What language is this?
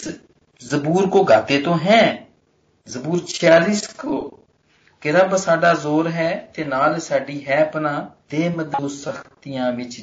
Hindi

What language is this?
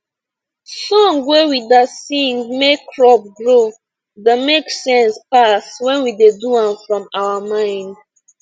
Nigerian Pidgin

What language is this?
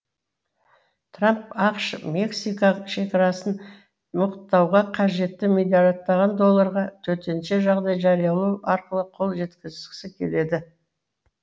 Kazakh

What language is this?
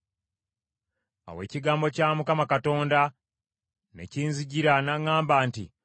Ganda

